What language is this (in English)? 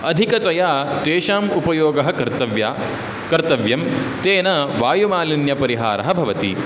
Sanskrit